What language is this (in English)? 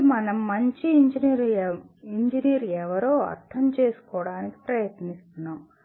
Telugu